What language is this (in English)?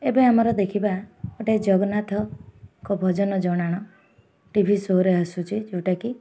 Odia